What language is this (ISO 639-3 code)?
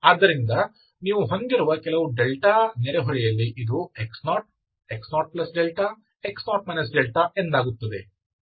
kan